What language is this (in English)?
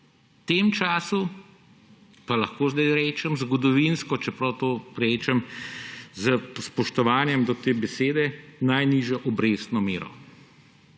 Slovenian